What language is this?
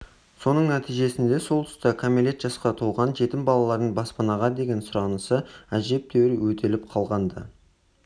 Kazakh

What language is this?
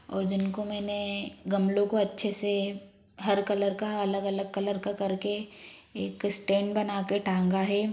Hindi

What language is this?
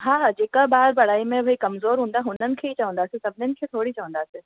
Sindhi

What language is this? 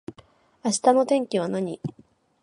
Japanese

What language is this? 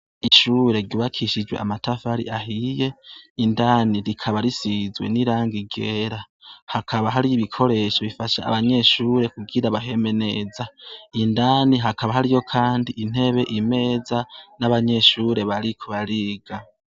Rundi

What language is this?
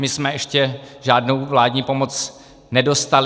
Czech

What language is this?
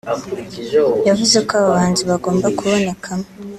Kinyarwanda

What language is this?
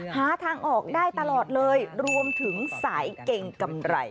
Thai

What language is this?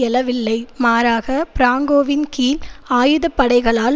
Tamil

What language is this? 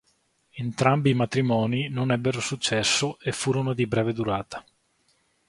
Italian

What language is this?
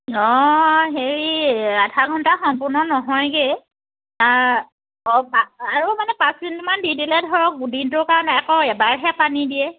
Assamese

